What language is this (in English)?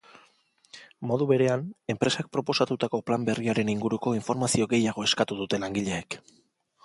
Basque